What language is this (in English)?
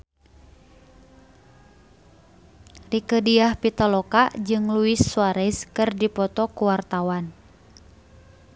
Sundanese